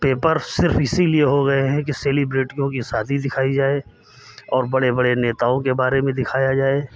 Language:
Hindi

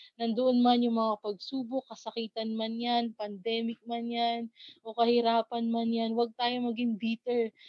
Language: Filipino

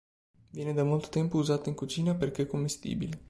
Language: Italian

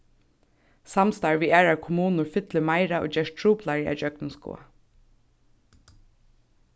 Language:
Faroese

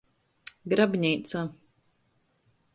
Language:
Latgalian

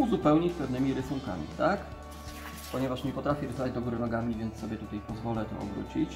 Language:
Polish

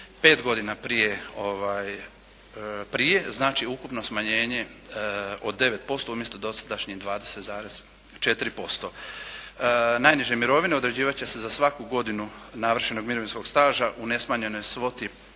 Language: Croatian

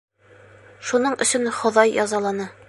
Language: Bashkir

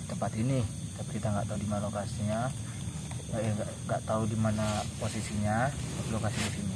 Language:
Indonesian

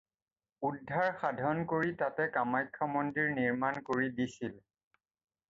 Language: Assamese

